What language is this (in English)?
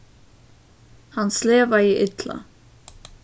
Faroese